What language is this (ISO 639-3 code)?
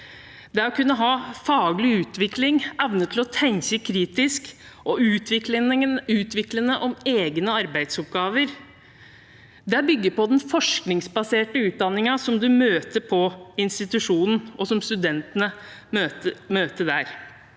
nor